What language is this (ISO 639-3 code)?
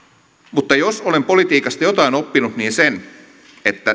fin